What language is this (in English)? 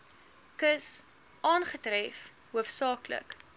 Afrikaans